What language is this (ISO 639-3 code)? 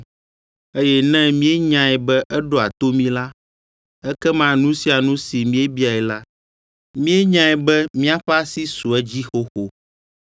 ewe